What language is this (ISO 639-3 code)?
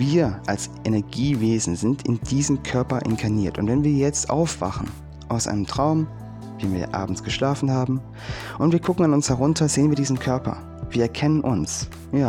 deu